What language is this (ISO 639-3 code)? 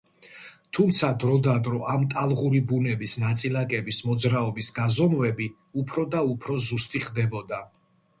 kat